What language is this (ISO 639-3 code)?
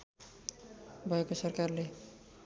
nep